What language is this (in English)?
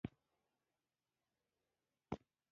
Pashto